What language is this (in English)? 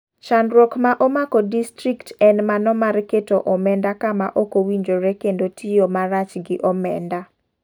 Luo (Kenya and Tanzania)